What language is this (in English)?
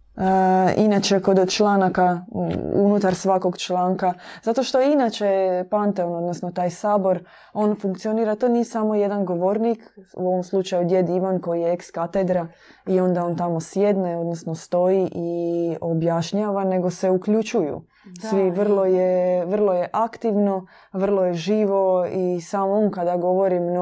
Croatian